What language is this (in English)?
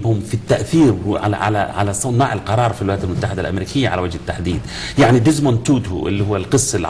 Arabic